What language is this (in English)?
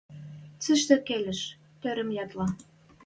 Western Mari